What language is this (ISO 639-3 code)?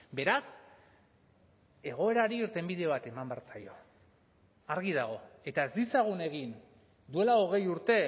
eus